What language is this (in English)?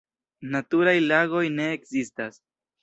Esperanto